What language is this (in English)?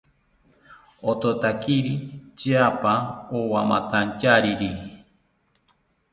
South Ucayali Ashéninka